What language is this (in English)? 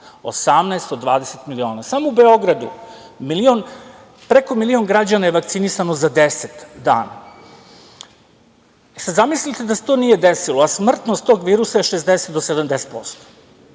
Serbian